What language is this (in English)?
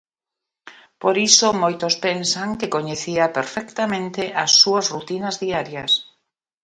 Galician